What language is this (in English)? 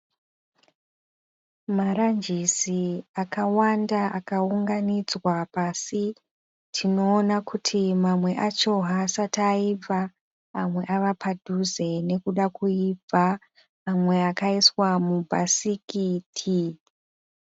Shona